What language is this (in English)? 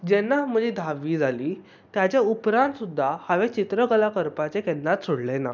Konkani